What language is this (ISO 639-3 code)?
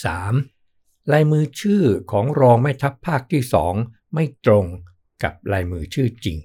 tha